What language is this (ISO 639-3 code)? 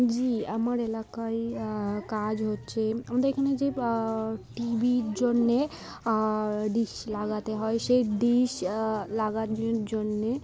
ben